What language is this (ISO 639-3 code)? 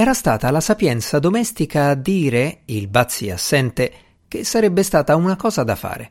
ita